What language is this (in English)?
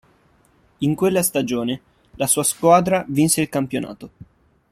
Italian